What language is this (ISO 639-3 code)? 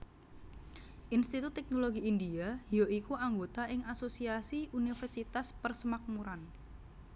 jav